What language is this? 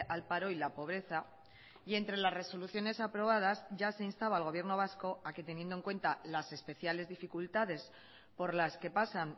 Spanish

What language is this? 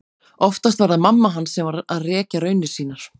Icelandic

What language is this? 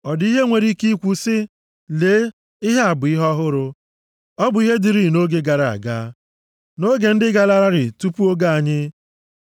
Igbo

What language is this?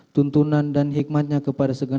Indonesian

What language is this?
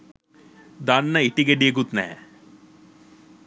Sinhala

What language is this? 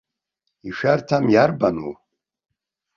Abkhazian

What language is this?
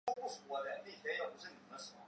Chinese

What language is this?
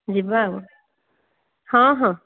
Odia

